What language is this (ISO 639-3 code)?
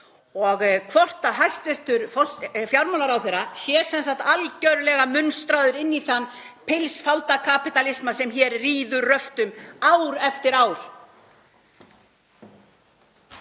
isl